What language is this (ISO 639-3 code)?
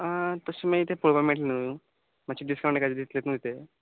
kok